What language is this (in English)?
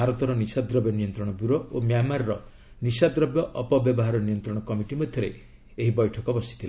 Odia